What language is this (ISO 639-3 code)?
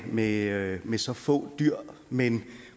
dan